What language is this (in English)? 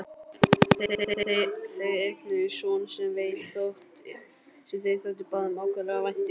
Icelandic